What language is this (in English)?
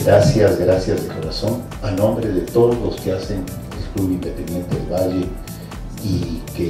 Spanish